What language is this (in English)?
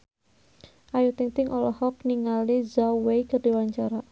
Sundanese